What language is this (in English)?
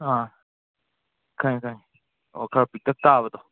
Manipuri